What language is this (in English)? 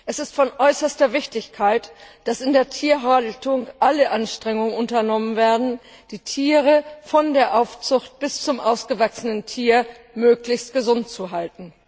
German